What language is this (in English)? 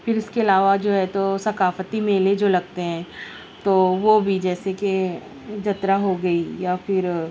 Urdu